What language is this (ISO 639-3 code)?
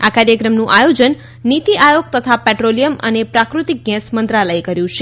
guj